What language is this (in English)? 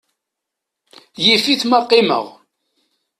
Kabyle